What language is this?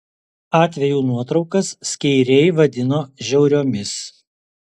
Lithuanian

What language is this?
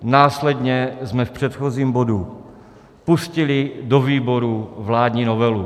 Czech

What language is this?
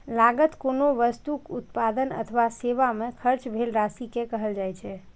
Maithili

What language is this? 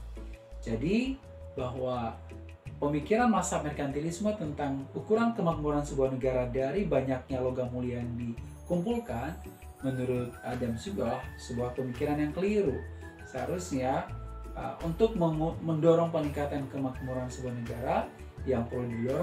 Indonesian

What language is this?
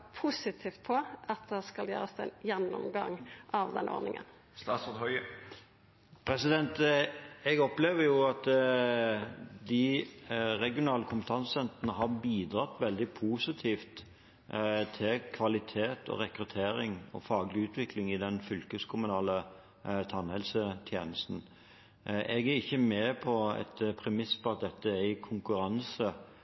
Norwegian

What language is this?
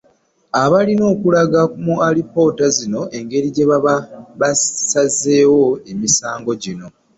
Ganda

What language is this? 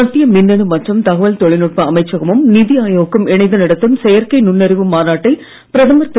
Tamil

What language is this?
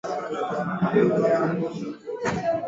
Swahili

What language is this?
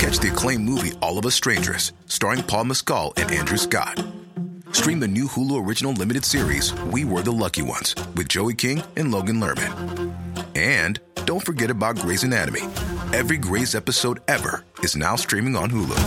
Filipino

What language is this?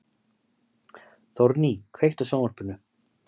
Icelandic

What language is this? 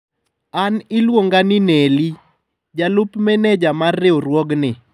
Luo (Kenya and Tanzania)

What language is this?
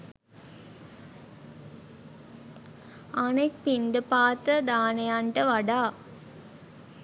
Sinhala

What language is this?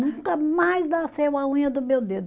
Portuguese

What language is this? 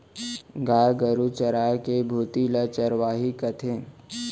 Chhattisgarhi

